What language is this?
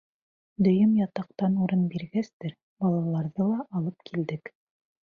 Bashkir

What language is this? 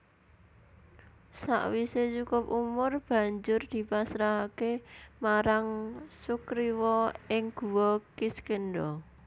Javanese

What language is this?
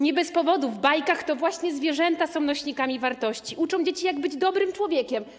Polish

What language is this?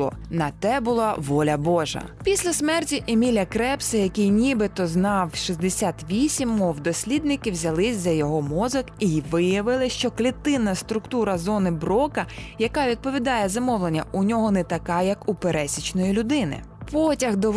Ukrainian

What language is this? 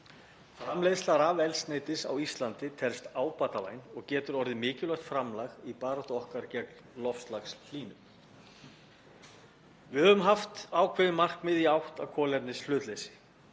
Icelandic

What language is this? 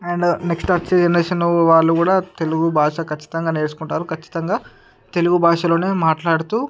Telugu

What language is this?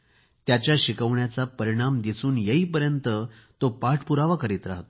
Marathi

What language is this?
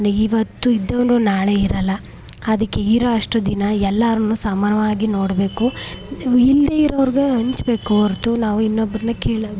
Kannada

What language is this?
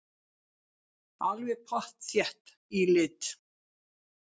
Icelandic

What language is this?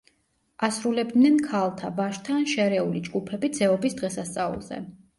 Georgian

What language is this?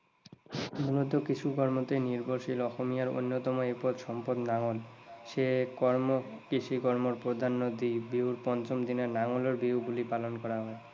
Assamese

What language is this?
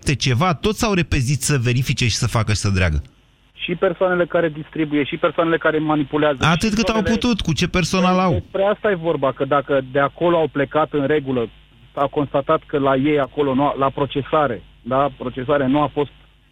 Romanian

